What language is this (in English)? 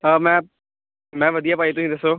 Punjabi